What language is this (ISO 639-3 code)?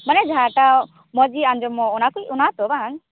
sat